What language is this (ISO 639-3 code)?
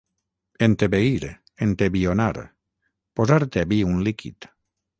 cat